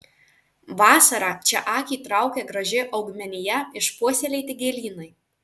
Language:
Lithuanian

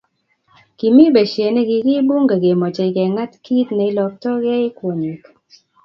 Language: Kalenjin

